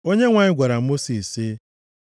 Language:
Igbo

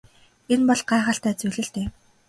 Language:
Mongolian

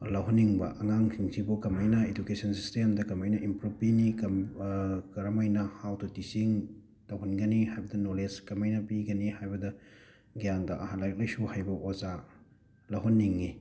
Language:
Manipuri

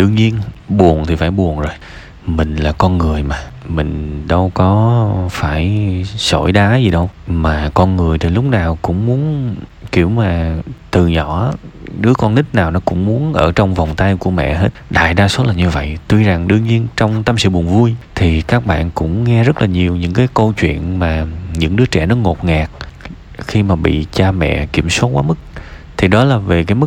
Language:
Vietnamese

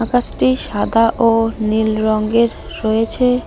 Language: Bangla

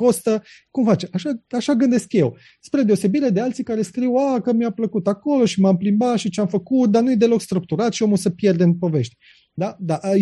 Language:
Romanian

